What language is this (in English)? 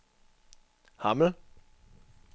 Danish